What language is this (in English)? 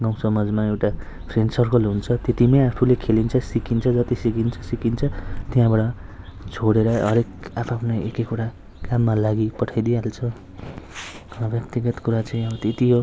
Nepali